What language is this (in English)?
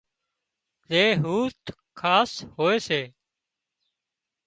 Wadiyara Koli